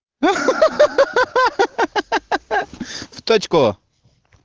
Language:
Russian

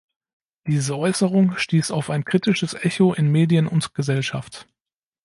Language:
German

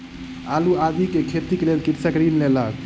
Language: Maithili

